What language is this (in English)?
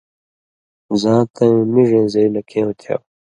Indus Kohistani